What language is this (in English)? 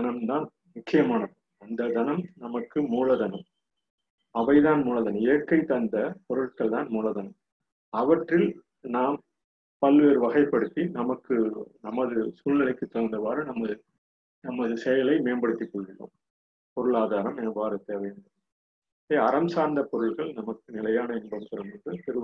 Tamil